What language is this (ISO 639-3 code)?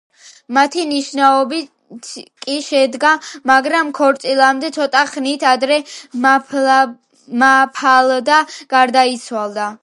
kat